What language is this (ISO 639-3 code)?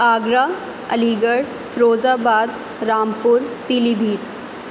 urd